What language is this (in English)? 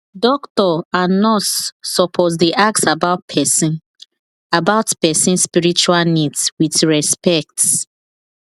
Nigerian Pidgin